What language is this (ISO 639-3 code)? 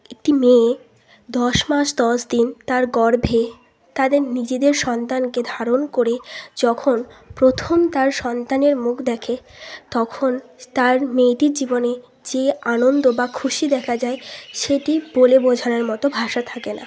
ben